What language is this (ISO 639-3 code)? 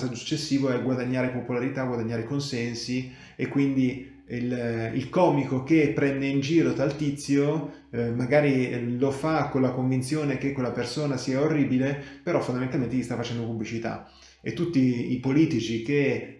ita